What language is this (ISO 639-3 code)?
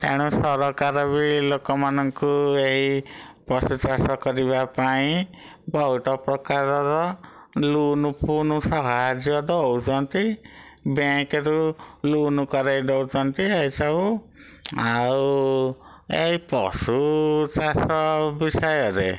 ori